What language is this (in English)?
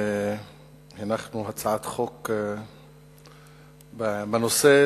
Hebrew